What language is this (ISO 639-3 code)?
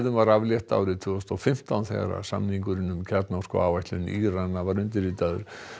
isl